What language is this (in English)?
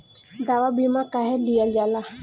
Bhojpuri